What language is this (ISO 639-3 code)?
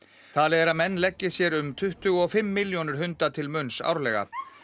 isl